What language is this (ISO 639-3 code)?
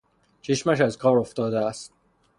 fas